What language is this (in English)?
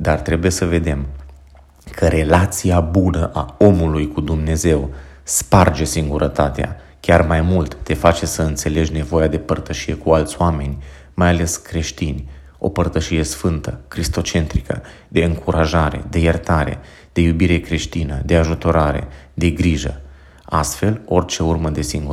Romanian